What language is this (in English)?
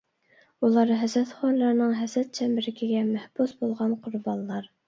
Uyghur